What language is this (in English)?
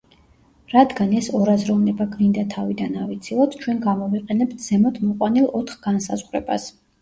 Georgian